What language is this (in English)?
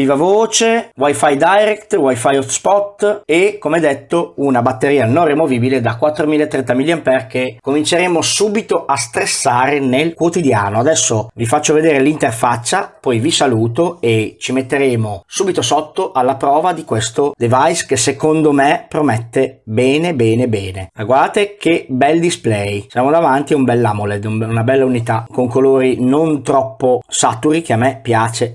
Italian